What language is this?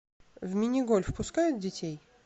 Russian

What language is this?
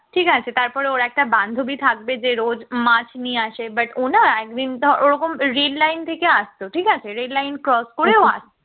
Bangla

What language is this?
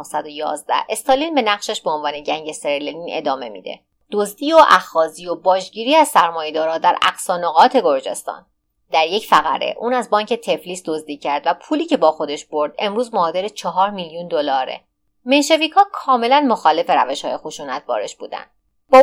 Persian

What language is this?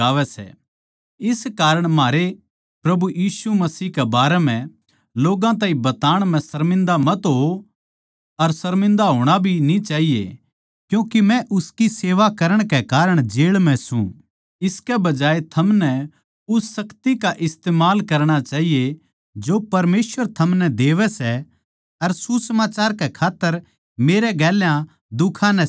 Haryanvi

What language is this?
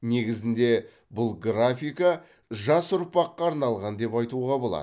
Kazakh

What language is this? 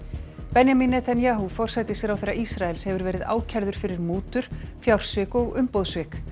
Icelandic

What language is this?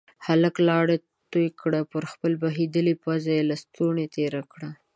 Pashto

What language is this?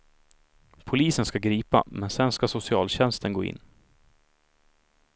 Swedish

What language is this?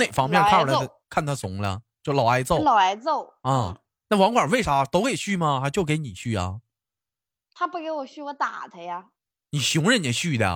Chinese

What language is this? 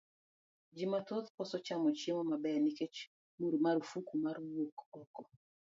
Luo (Kenya and Tanzania)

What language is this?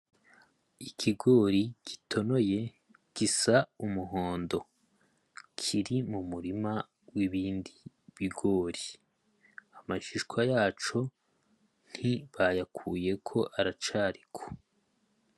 Rundi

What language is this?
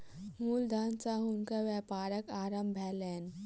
Maithili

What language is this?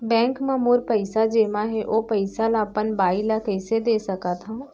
Chhattisgarhi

